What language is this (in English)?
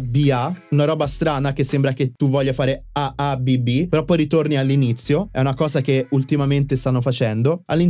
Italian